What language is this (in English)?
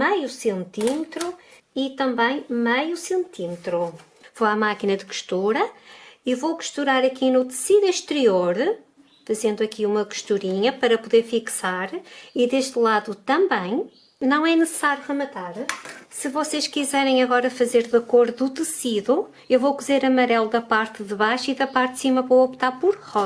Portuguese